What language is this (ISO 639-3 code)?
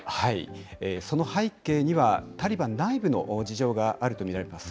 jpn